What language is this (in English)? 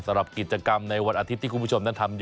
Thai